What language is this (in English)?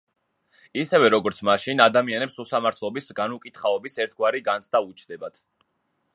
Georgian